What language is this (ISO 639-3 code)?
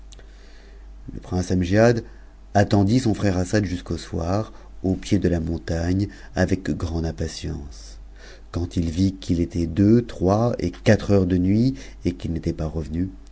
fra